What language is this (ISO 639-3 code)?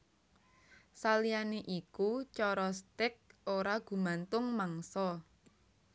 jav